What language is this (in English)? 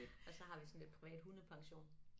Danish